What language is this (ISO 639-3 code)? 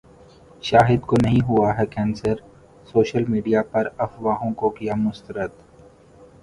urd